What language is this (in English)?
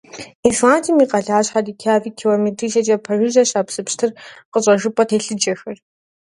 Kabardian